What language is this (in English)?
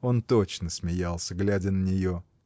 Russian